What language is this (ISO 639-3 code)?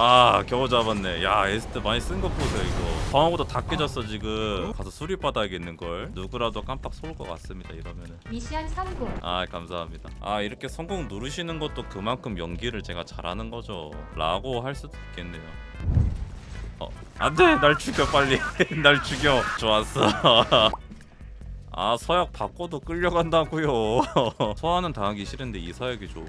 kor